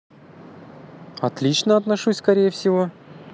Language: Russian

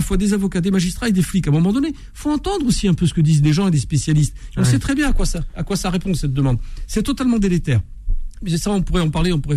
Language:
French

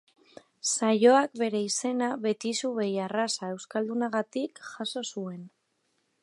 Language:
Basque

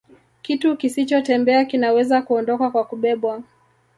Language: Swahili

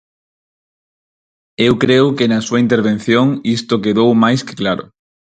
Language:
Galician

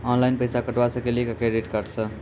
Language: Maithili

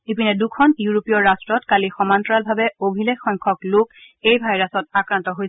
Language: Assamese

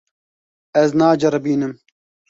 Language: Kurdish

